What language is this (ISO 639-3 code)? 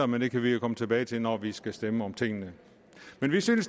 dan